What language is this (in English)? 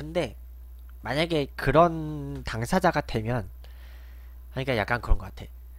Korean